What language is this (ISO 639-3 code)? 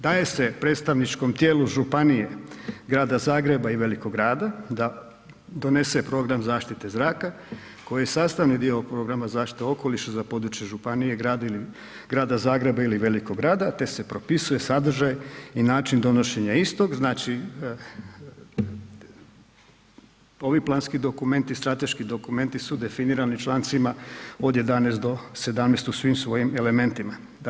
hrv